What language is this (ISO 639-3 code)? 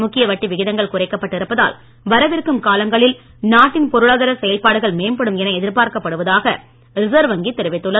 tam